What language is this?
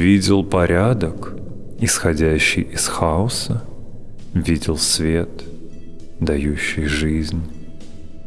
Russian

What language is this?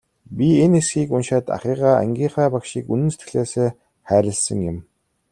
Mongolian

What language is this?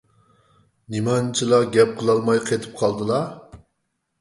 Uyghur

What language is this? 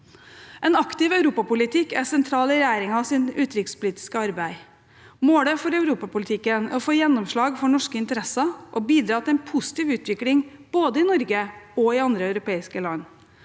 Norwegian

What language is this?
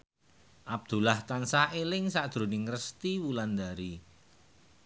Javanese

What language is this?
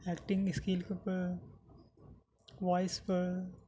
Urdu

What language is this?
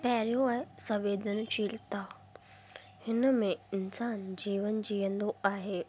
Sindhi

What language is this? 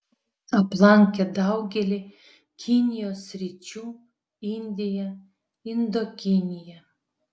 Lithuanian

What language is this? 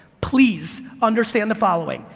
English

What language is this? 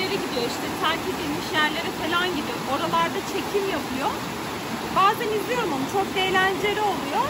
Turkish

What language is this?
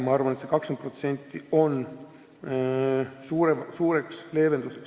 Estonian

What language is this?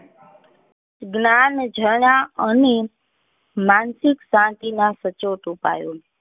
Gujarati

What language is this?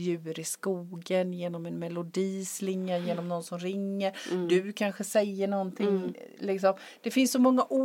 Swedish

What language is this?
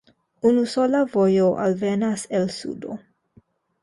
Esperanto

